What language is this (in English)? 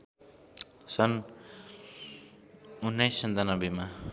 Nepali